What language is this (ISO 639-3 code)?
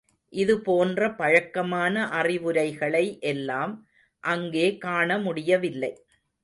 tam